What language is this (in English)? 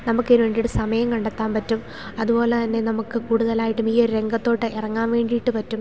Malayalam